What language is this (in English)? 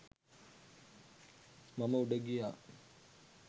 Sinhala